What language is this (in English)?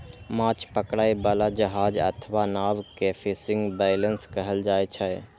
Maithili